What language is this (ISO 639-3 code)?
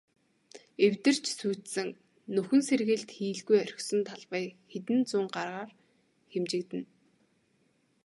mon